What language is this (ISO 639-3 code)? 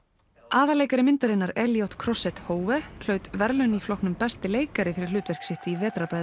isl